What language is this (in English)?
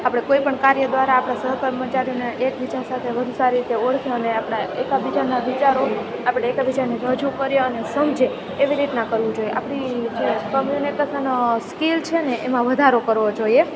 Gujarati